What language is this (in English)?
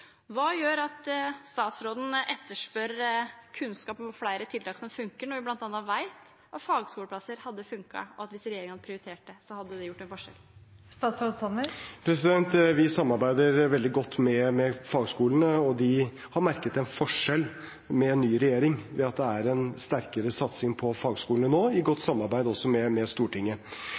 Norwegian Bokmål